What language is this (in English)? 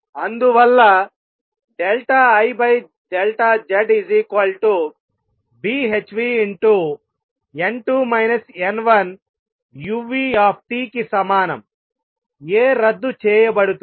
Telugu